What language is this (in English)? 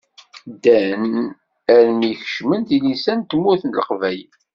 Kabyle